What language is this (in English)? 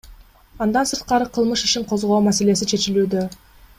Kyrgyz